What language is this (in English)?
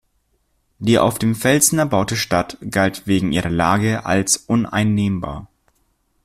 German